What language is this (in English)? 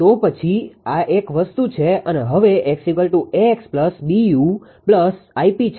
Gujarati